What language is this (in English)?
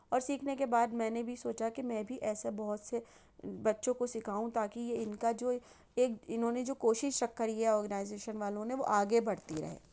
Urdu